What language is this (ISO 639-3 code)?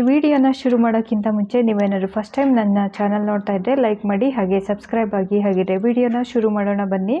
ron